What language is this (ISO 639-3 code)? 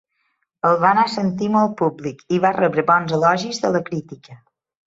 cat